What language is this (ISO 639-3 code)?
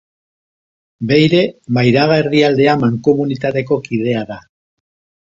eus